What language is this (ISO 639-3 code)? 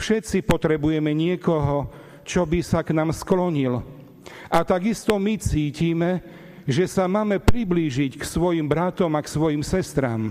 slk